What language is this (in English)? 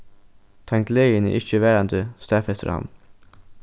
Faroese